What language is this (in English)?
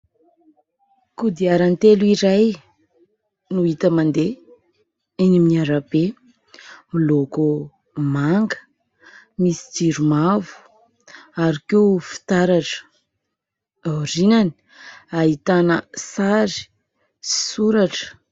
Malagasy